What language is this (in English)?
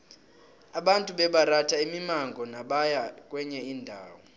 South Ndebele